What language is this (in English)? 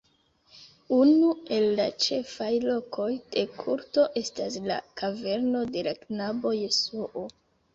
Esperanto